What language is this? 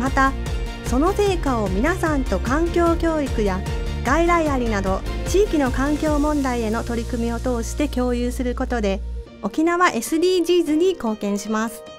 Japanese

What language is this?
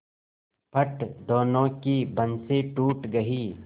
Hindi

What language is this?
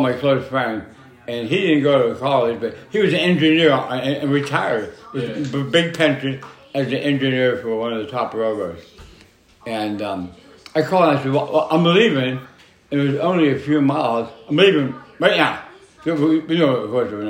English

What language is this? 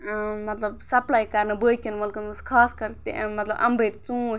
Kashmiri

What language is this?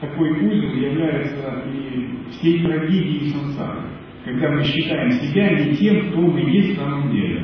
Russian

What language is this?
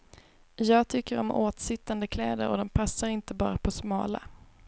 Swedish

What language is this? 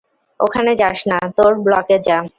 Bangla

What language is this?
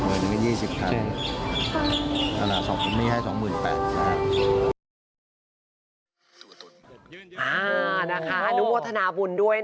Thai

